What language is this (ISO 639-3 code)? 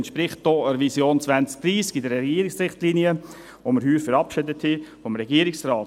gsw